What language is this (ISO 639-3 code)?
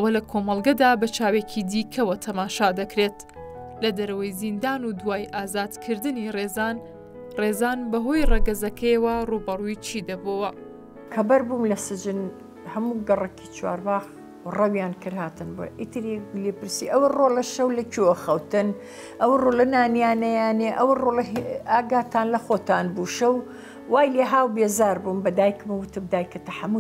ara